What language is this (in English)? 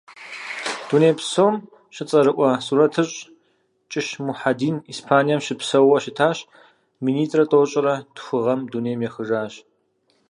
Kabardian